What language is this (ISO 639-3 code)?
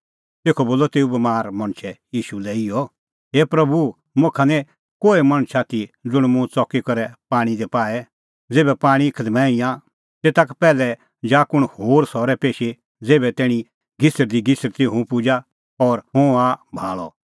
kfx